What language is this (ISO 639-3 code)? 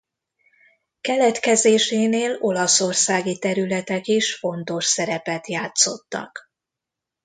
hun